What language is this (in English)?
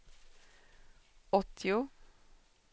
Swedish